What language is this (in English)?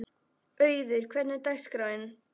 Icelandic